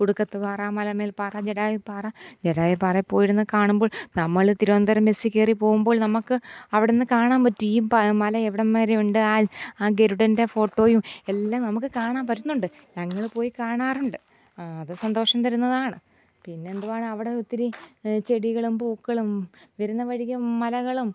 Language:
Malayalam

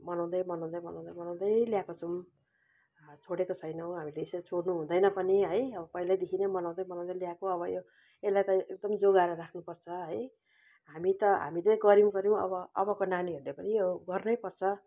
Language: Nepali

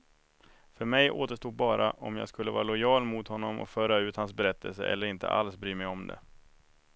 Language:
Swedish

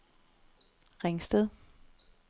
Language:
Danish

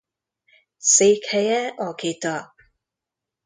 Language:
Hungarian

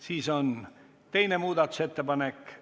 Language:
Estonian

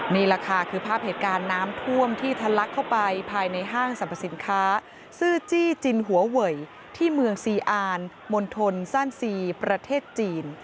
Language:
Thai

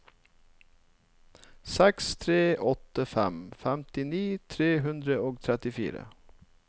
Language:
Norwegian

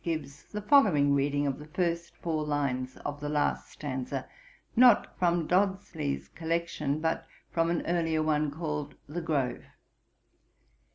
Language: English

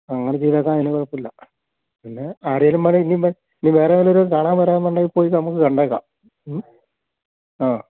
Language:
Malayalam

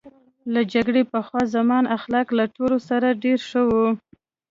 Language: Pashto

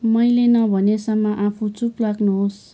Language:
Nepali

